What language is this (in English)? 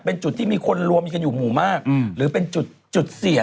Thai